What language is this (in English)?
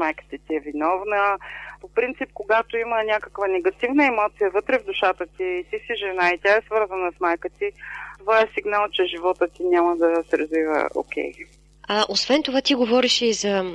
Bulgarian